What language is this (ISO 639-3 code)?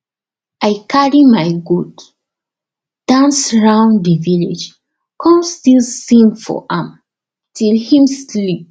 pcm